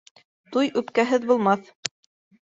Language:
Bashkir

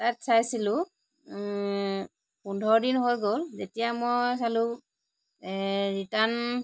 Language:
Assamese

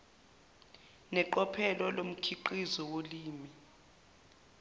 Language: Zulu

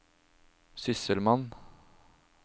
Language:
Norwegian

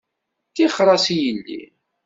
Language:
Kabyle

